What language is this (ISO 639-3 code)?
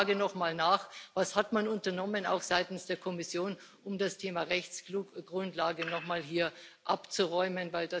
deu